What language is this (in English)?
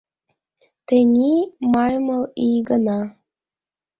Mari